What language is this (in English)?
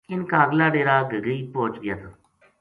Gujari